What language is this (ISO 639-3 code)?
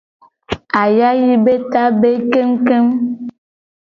gej